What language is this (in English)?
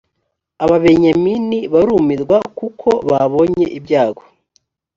Kinyarwanda